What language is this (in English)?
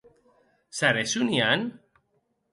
Occitan